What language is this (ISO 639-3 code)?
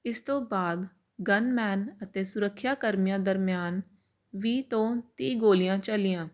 pan